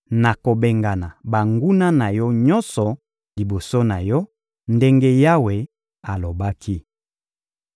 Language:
Lingala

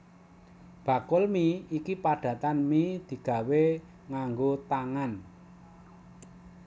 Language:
Javanese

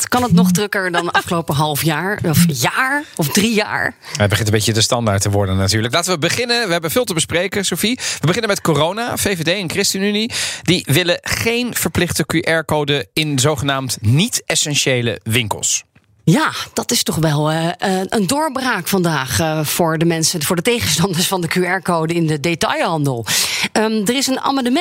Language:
Dutch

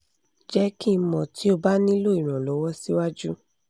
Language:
Yoruba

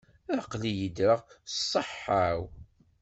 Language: Kabyle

